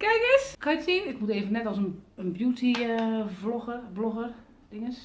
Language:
Dutch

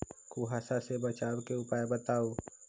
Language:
Magahi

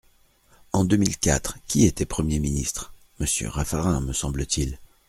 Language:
French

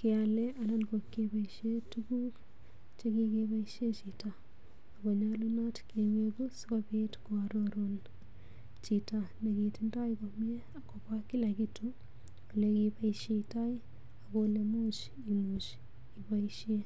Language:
Kalenjin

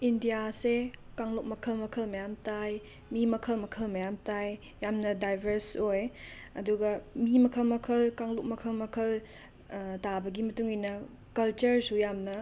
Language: Manipuri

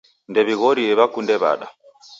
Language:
Taita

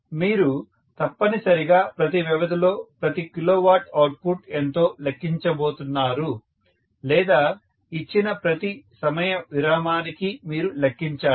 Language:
Telugu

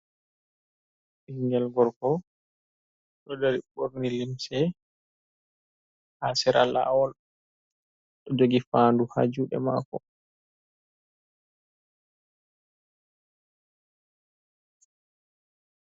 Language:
Fula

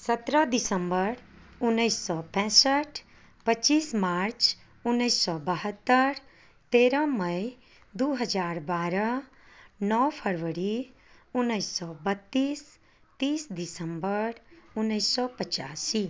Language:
Maithili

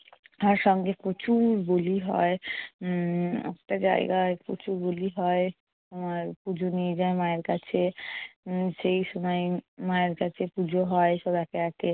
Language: Bangla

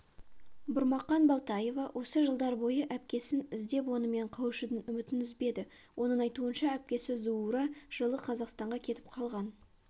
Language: Kazakh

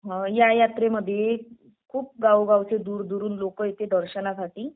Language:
Marathi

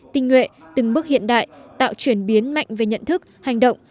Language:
Vietnamese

